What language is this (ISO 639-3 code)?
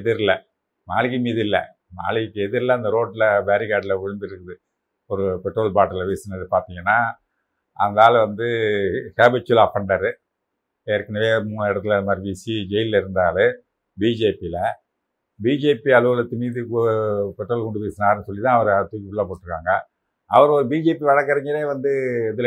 tam